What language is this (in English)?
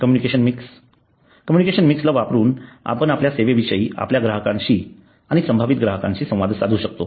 Marathi